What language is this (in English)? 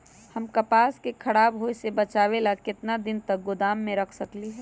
Magahi